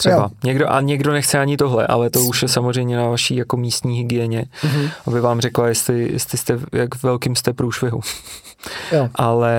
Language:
Czech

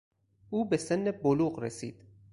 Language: Persian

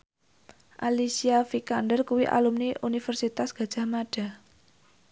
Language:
Javanese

